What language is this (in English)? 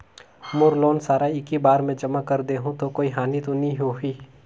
Chhattisgarhi